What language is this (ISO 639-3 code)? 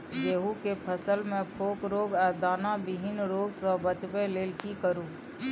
mai